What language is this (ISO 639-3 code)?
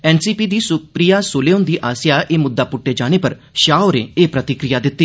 doi